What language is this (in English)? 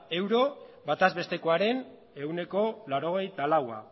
Basque